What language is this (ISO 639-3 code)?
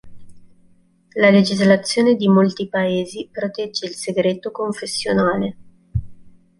ita